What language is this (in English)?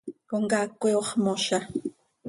Seri